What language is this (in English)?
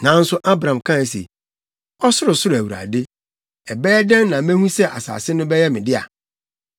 Akan